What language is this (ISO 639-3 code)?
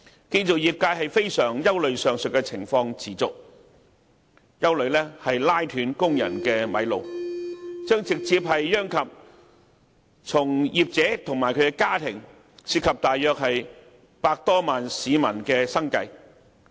yue